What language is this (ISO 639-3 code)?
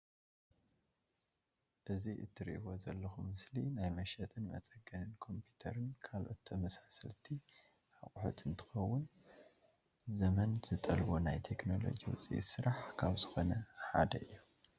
tir